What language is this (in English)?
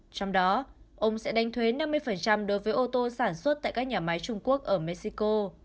Vietnamese